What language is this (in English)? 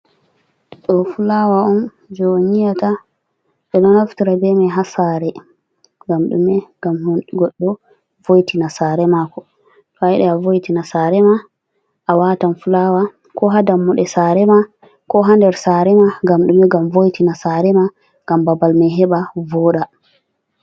Fula